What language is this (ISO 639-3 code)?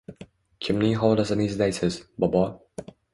uzb